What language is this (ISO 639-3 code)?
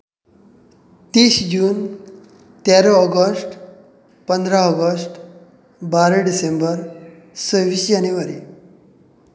kok